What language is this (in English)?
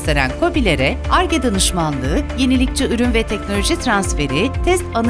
Turkish